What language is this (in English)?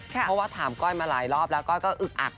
Thai